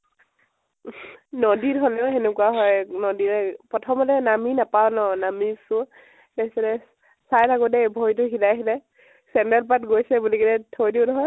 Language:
Assamese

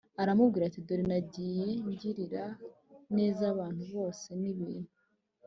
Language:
Kinyarwanda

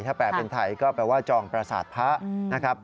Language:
Thai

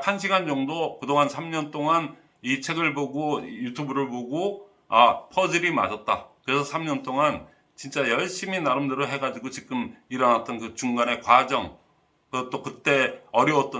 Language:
Korean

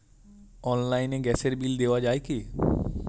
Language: Bangla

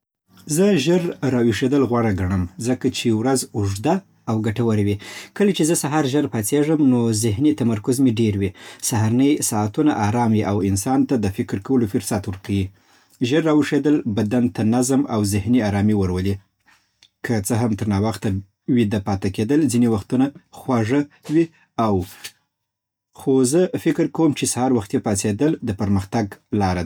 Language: Southern Pashto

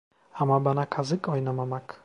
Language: Turkish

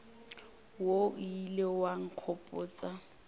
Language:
Northern Sotho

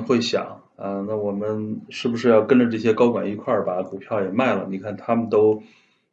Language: Chinese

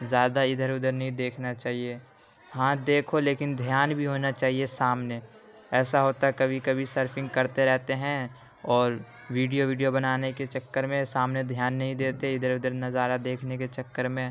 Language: Urdu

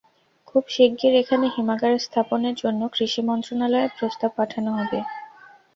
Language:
Bangla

